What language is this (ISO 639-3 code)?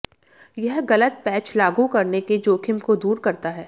hin